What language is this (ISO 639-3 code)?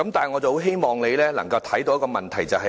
yue